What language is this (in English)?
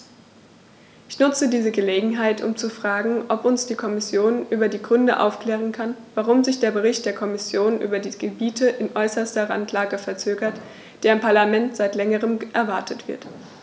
German